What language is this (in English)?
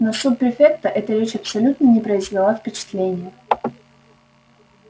Russian